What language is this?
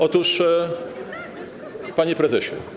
Polish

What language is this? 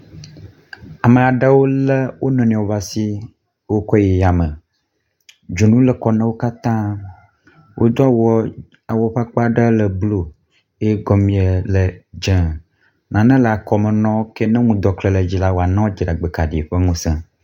Ewe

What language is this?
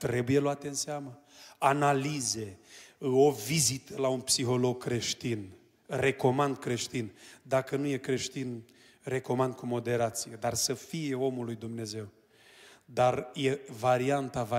Romanian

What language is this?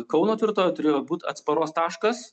Lithuanian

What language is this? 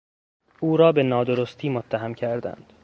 Persian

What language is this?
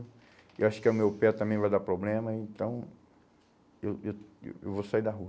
Portuguese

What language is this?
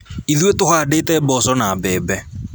Kikuyu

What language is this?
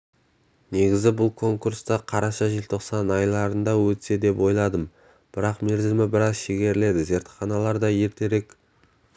Kazakh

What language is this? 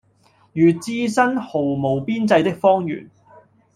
Cantonese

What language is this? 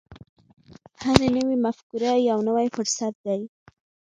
Pashto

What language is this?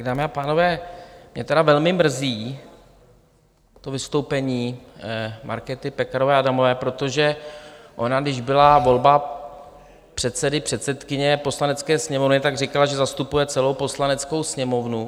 Czech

